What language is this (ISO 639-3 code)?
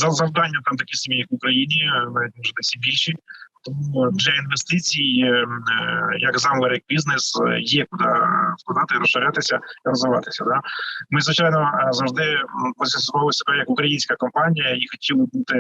ukr